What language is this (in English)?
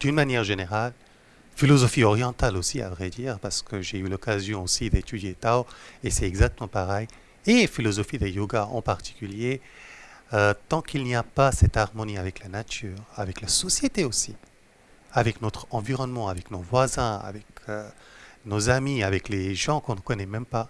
French